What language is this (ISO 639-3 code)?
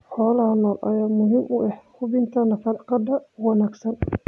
som